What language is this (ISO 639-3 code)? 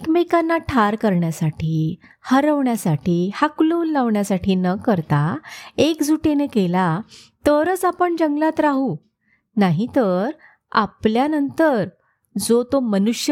mar